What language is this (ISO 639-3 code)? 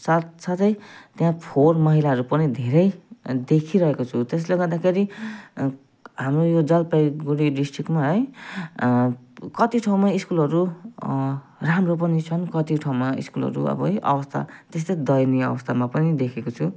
nep